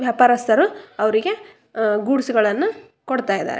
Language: Kannada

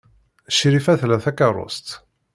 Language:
Kabyle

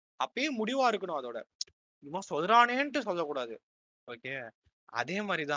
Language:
Tamil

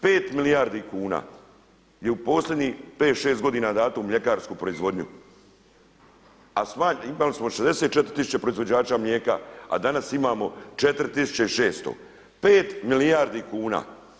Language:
Croatian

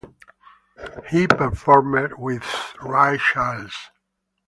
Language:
English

